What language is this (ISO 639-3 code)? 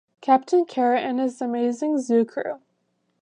eng